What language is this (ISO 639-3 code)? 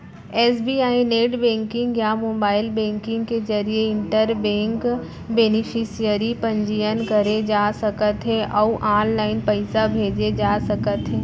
hne